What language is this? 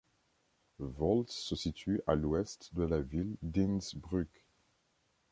French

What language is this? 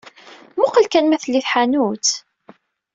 Kabyle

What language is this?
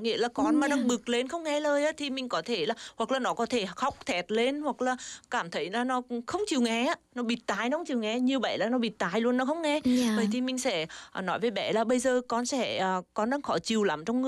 Vietnamese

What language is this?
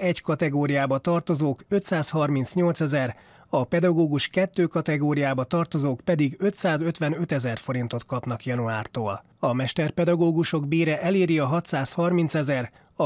Hungarian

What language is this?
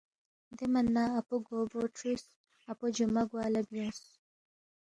Balti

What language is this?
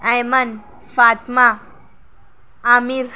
Urdu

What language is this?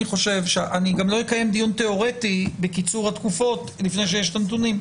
Hebrew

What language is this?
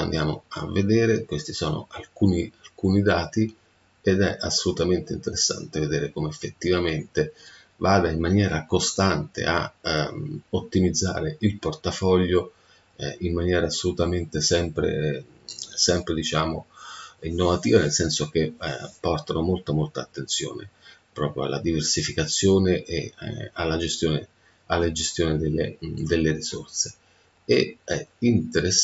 Italian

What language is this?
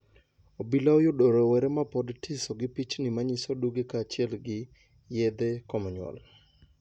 Luo (Kenya and Tanzania)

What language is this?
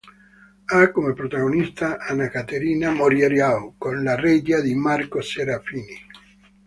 Italian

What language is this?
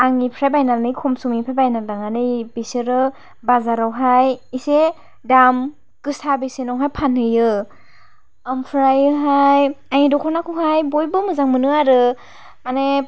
Bodo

